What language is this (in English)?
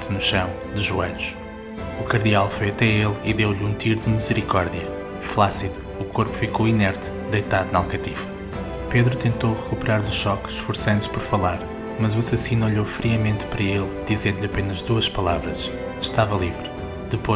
Portuguese